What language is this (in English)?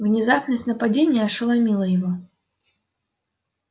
Russian